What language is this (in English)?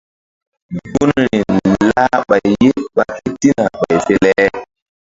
Mbum